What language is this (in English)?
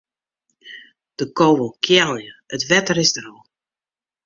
Western Frisian